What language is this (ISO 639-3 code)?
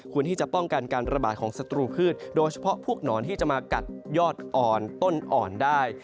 tha